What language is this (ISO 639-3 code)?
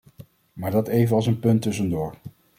nld